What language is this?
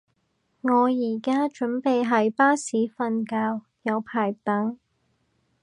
Cantonese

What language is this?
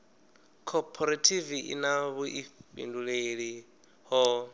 Venda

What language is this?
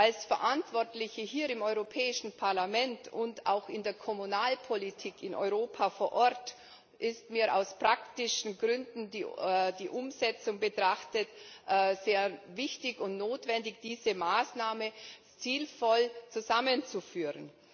German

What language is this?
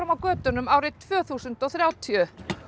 Icelandic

